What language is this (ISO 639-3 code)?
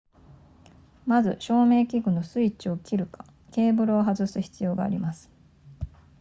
jpn